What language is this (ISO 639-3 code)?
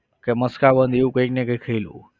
guj